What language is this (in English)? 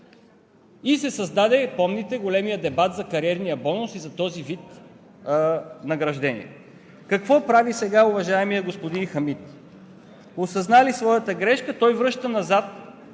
Bulgarian